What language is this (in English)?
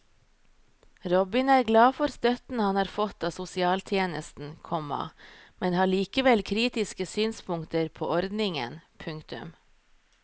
Norwegian